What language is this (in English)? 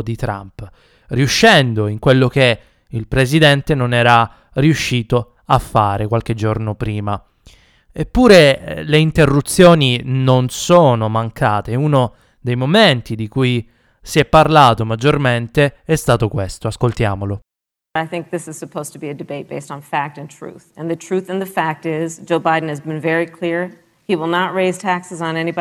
Italian